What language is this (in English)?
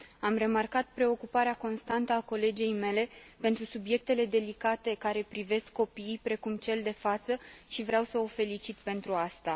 Romanian